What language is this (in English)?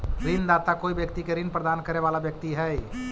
Magahi